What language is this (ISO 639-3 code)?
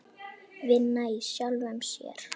isl